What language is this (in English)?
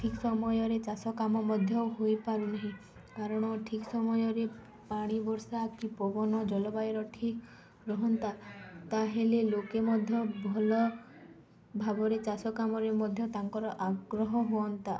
Odia